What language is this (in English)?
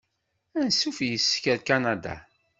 Kabyle